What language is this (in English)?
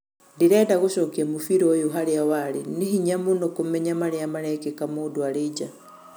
Kikuyu